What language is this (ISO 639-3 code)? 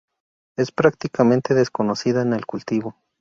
spa